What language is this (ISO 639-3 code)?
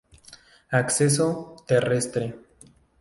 spa